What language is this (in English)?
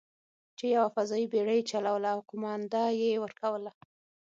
Pashto